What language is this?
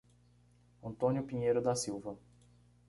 Portuguese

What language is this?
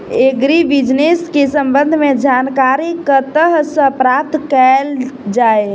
Maithili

